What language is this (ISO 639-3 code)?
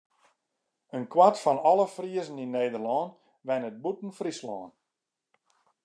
fry